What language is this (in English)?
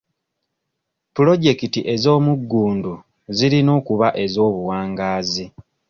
Ganda